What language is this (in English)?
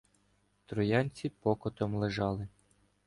Ukrainian